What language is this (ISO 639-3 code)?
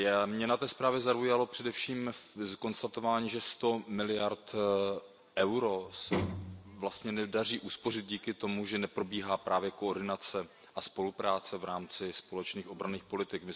ces